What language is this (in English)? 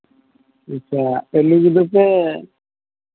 Santali